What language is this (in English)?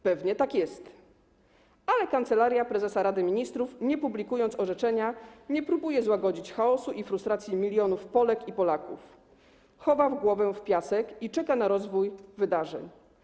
Polish